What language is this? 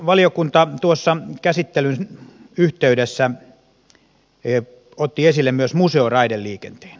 Finnish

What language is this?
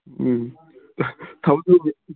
Manipuri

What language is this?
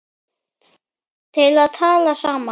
Icelandic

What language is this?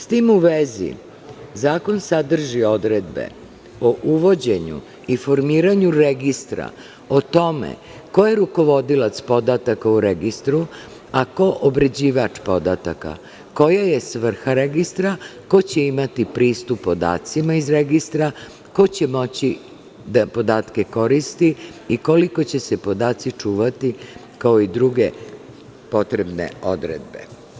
Serbian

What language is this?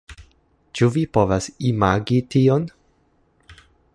Esperanto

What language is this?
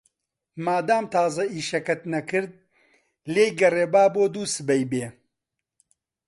Central Kurdish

